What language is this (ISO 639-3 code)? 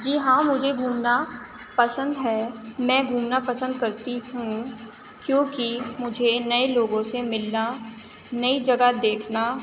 urd